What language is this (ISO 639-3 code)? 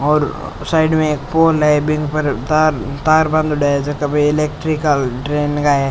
raj